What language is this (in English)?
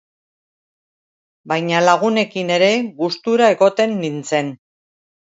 Basque